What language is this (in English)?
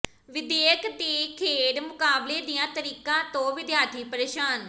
Punjabi